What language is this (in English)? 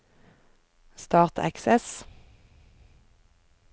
Norwegian